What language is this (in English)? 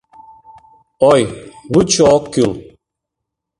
Mari